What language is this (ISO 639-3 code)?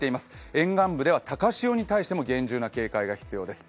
jpn